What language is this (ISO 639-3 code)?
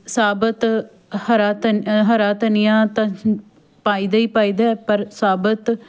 pan